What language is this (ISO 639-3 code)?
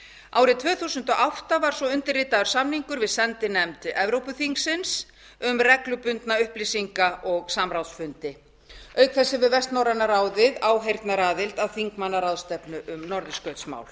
isl